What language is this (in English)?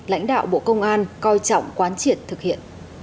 Vietnamese